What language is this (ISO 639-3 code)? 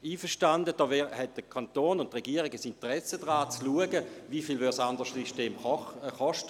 gsw